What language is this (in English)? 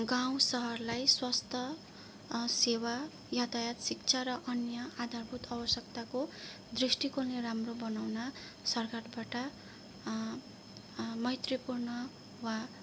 Nepali